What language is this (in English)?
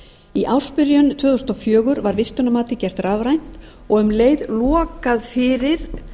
Icelandic